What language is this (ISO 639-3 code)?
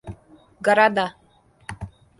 rus